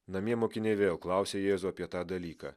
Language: Lithuanian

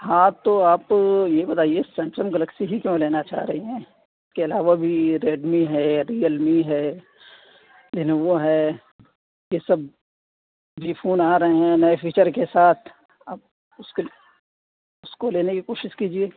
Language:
Urdu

